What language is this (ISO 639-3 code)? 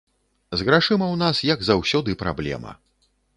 bel